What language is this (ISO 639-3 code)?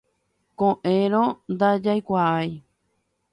grn